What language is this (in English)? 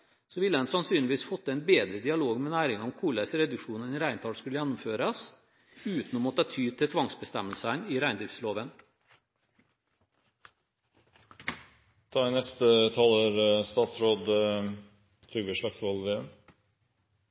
Norwegian Bokmål